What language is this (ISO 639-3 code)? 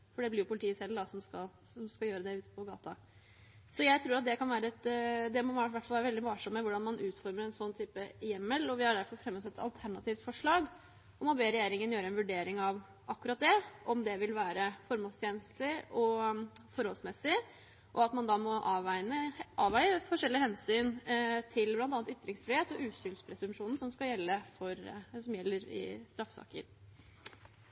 nor